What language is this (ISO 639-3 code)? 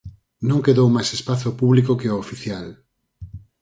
glg